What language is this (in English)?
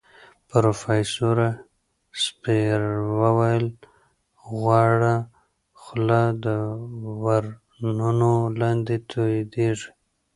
Pashto